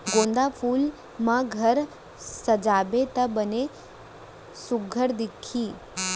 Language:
Chhattisgarhi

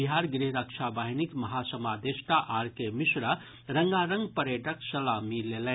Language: Maithili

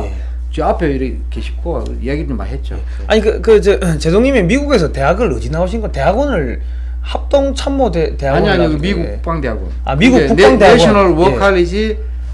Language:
Korean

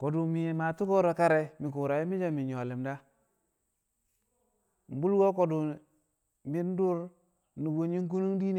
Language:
Kamo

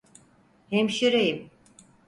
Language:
Turkish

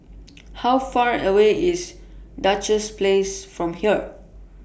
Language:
English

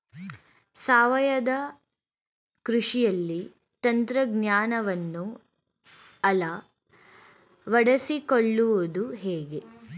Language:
Kannada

